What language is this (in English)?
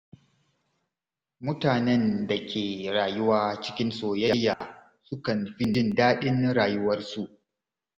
Hausa